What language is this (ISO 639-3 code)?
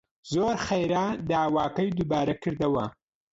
ckb